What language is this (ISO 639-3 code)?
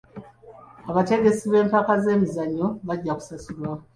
lug